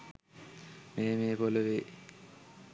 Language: Sinhala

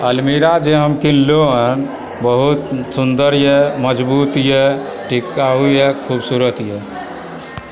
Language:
Maithili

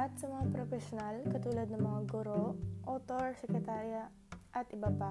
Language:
Filipino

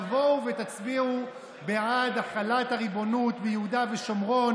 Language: Hebrew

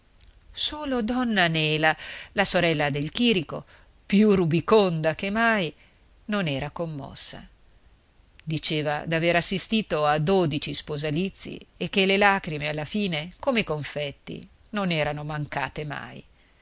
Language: Italian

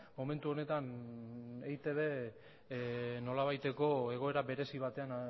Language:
Basque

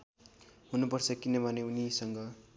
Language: Nepali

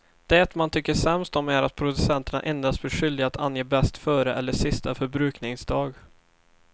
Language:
Swedish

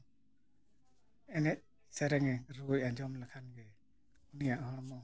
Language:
Santali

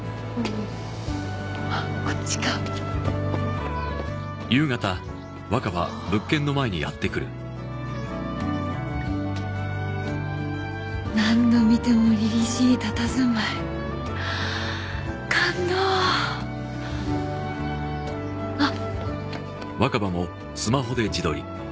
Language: Japanese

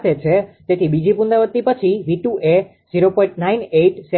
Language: Gujarati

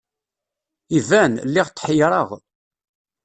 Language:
Kabyle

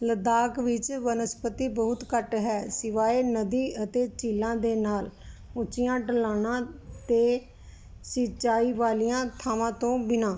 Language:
Punjabi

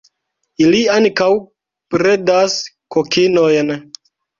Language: Esperanto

